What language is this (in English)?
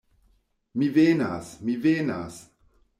Esperanto